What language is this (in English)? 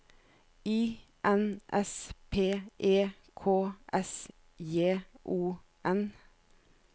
Norwegian